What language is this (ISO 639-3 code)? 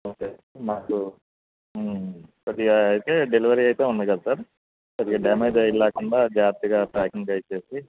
tel